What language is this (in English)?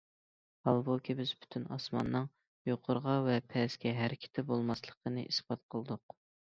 Uyghur